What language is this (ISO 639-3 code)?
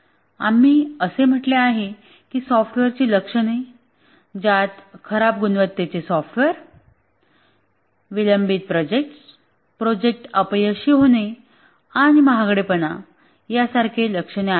mar